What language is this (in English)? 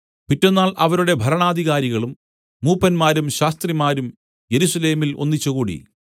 Malayalam